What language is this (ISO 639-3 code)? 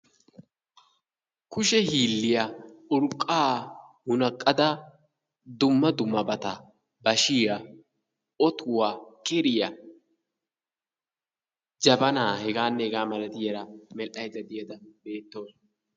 wal